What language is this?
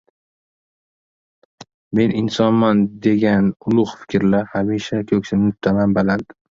Uzbek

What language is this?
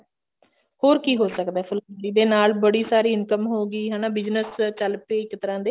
Punjabi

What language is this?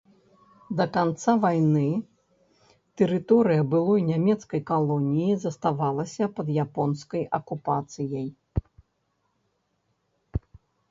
Belarusian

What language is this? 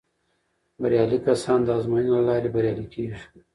Pashto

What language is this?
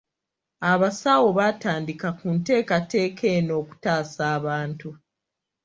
Ganda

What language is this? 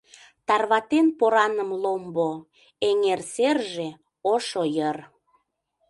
Mari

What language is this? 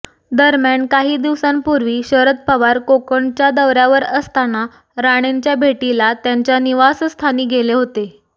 Marathi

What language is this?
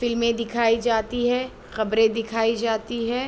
Urdu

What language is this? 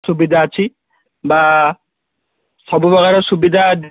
Odia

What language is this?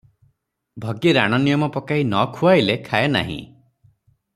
Odia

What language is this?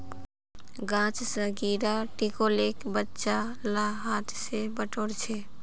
Magahi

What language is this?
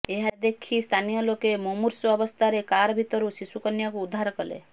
Odia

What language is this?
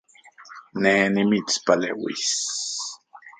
Central Puebla Nahuatl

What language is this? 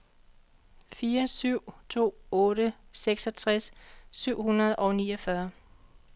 Danish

